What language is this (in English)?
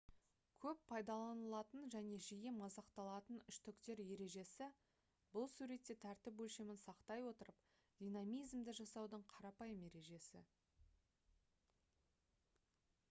Kazakh